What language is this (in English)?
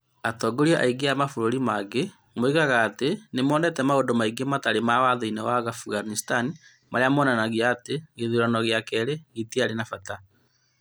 Kikuyu